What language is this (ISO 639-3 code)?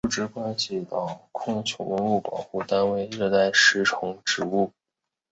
zho